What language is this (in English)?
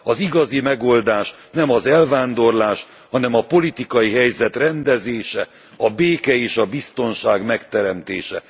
Hungarian